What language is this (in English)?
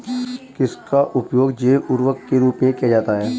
Hindi